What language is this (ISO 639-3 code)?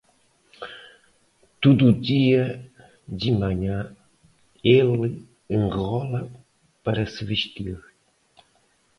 por